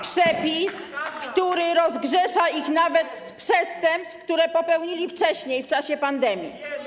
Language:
Polish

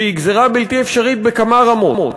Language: Hebrew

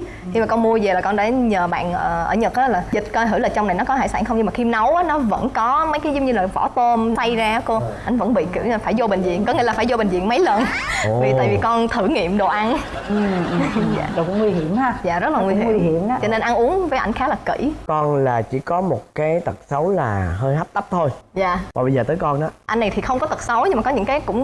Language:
Vietnamese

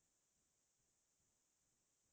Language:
Assamese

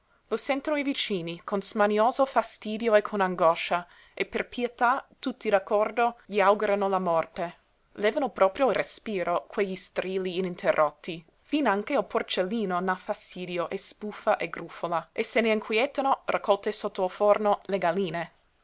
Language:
Italian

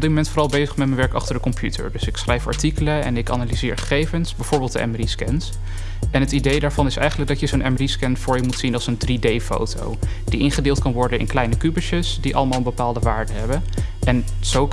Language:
Dutch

